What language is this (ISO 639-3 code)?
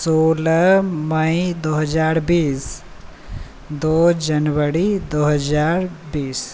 mai